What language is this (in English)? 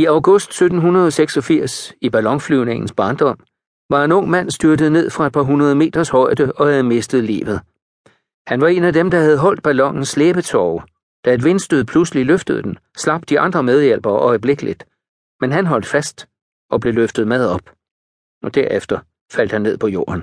Danish